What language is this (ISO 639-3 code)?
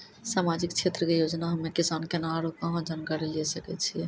mai